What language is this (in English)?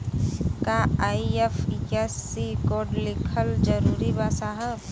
Bhojpuri